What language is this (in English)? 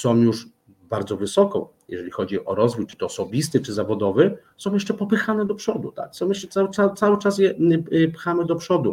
Polish